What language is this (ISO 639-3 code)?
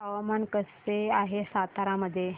mar